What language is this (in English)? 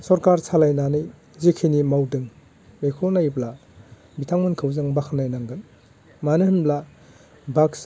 Bodo